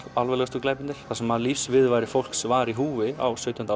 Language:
Icelandic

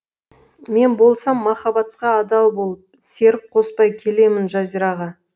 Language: Kazakh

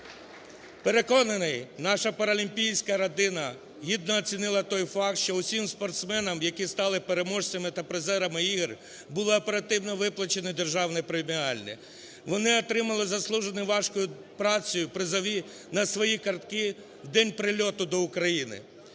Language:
Ukrainian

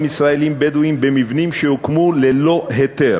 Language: Hebrew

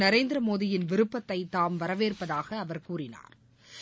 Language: Tamil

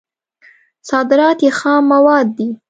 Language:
Pashto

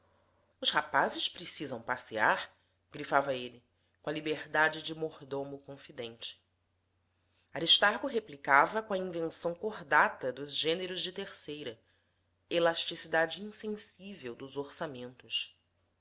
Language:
Portuguese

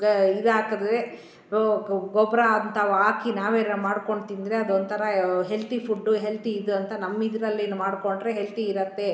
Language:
Kannada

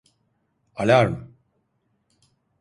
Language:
Turkish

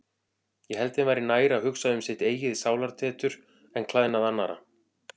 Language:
Icelandic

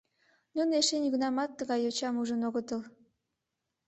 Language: Mari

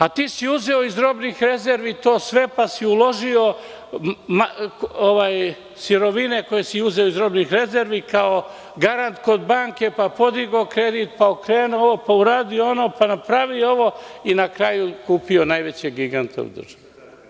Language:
Serbian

